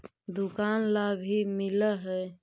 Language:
Magahi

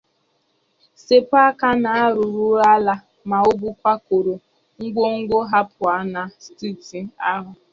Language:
Igbo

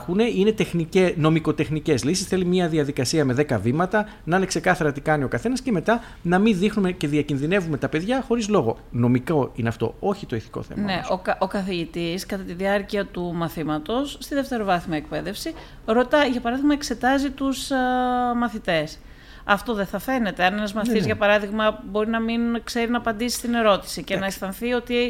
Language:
Greek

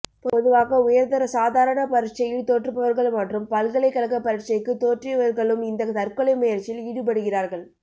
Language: Tamil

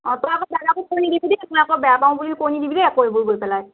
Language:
Assamese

